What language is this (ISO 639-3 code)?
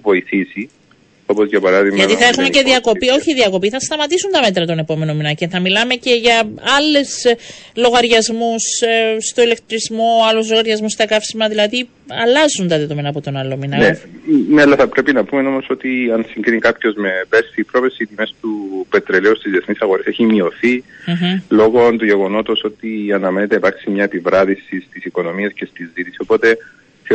ell